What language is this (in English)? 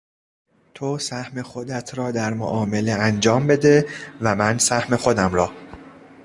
Persian